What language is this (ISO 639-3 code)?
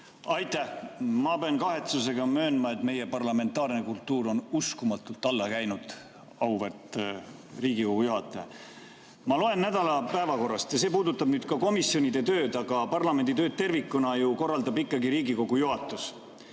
est